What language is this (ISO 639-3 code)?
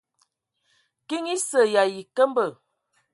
ewo